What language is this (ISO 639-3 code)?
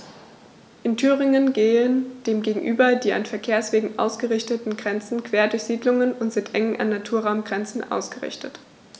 deu